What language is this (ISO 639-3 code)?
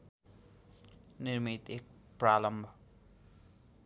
nep